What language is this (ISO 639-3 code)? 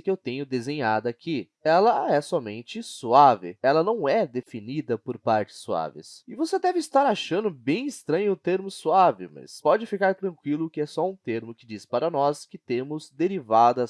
por